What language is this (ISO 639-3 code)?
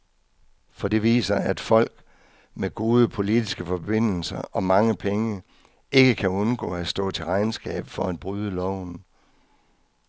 dan